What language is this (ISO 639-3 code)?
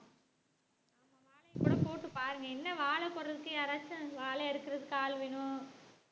tam